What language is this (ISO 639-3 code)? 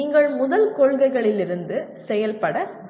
tam